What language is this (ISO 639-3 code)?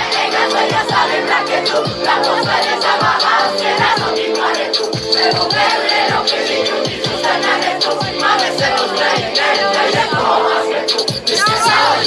ces